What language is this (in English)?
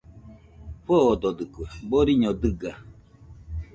Nüpode Huitoto